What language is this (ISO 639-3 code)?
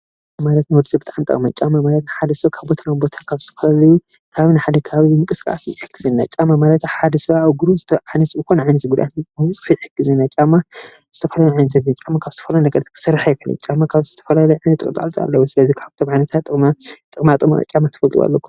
tir